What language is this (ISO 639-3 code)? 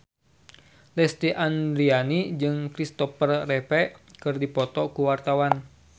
sun